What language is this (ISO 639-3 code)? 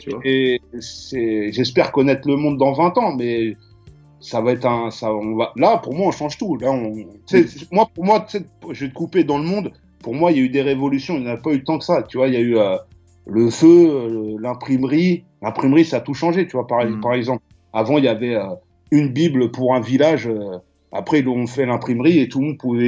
fra